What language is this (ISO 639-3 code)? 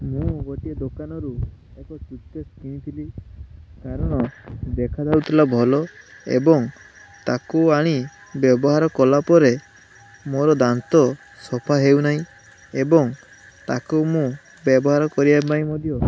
ori